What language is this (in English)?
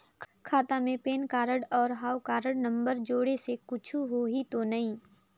Chhattisgarhi